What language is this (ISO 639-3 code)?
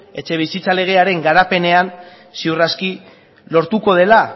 eus